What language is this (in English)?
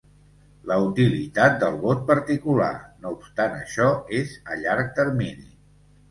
Catalan